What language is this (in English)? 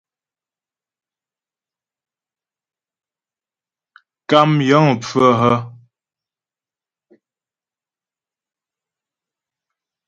Ghomala